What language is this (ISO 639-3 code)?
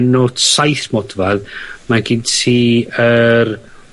cym